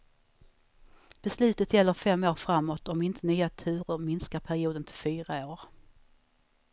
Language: Swedish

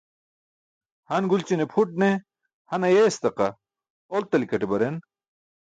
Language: Burushaski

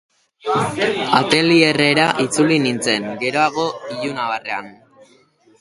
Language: Basque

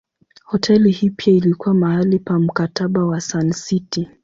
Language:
Swahili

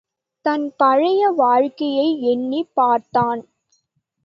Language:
Tamil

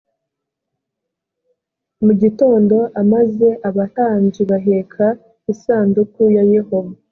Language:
Kinyarwanda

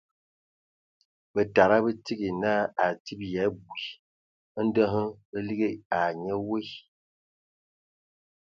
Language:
Ewondo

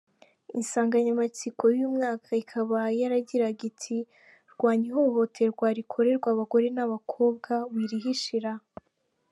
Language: Kinyarwanda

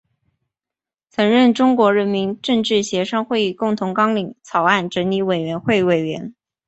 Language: Chinese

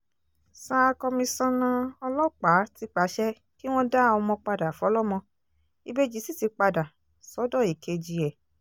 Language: Yoruba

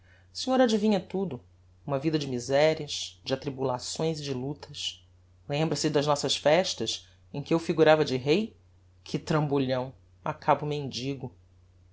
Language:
Portuguese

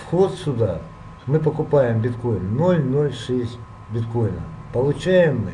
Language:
Russian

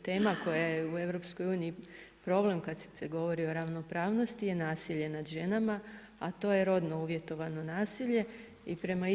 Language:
Croatian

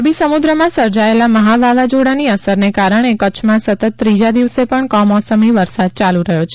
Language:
Gujarati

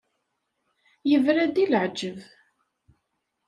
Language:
Kabyle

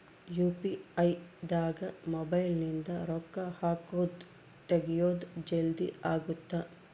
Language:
Kannada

